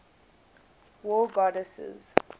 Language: English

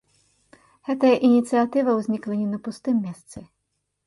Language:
Belarusian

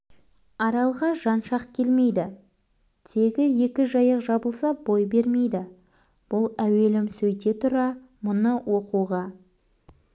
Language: Kazakh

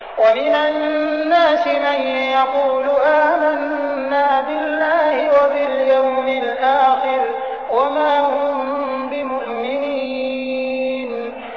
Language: Arabic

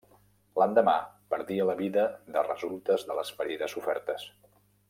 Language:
Catalan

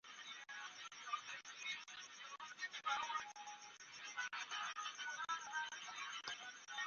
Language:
Ganda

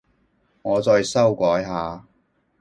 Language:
Cantonese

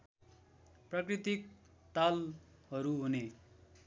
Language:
Nepali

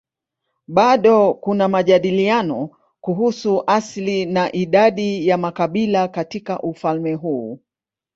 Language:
Swahili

